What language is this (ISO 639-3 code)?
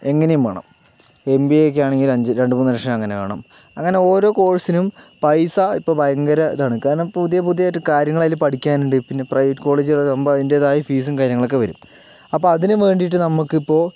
mal